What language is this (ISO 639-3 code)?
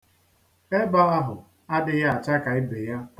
ibo